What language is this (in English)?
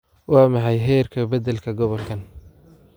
Somali